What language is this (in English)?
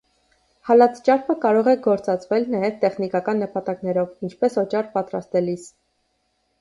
Armenian